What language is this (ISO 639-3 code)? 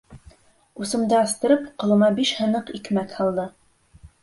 bak